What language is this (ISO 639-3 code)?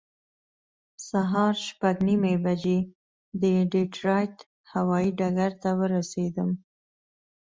pus